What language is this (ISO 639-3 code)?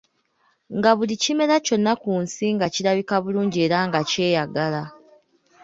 lug